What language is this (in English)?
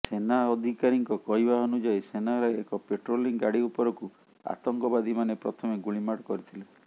Odia